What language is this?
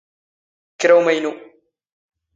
Standard Moroccan Tamazight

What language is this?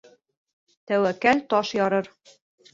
Bashkir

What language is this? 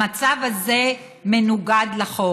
Hebrew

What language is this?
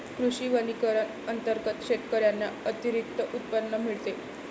Marathi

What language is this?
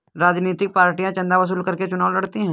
Hindi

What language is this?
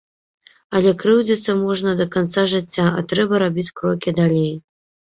Belarusian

